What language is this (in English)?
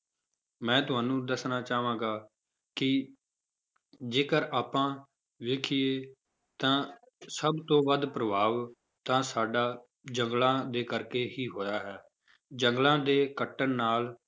Punjabi